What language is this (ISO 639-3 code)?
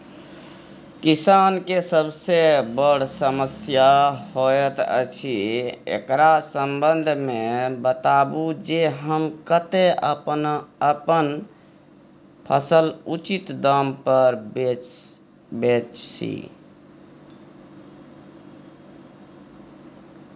mai